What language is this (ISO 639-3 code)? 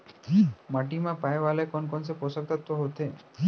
hne